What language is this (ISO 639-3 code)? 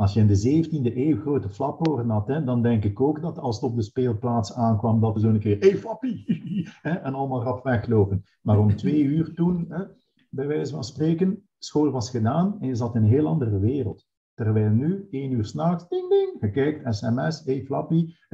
nld